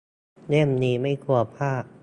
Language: Thai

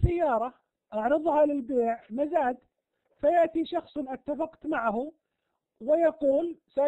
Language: Arabic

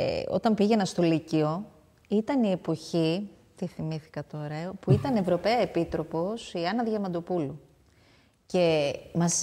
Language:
Greek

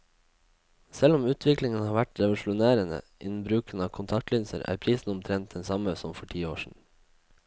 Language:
Norwegian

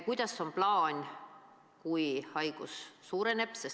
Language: Estonian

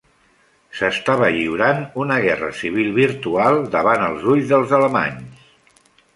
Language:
Catalan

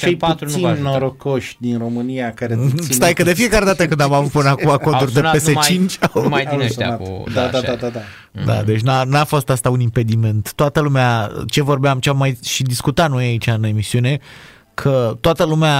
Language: Romanian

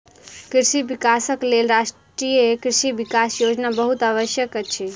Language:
Maithili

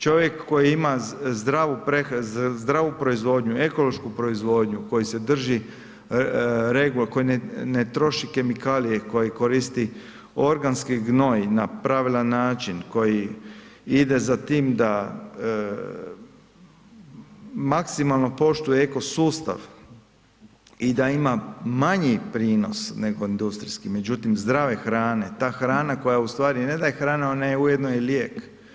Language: Croatian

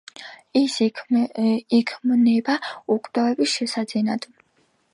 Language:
Georgian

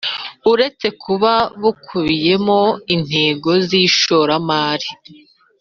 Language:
Kinyarwanda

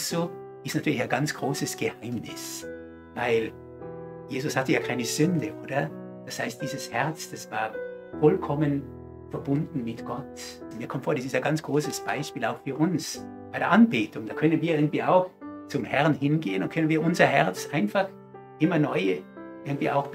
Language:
German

